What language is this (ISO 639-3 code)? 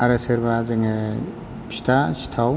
brx